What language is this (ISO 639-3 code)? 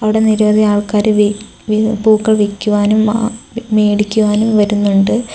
mal